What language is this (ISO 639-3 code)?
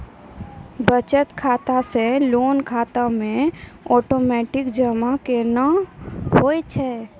mai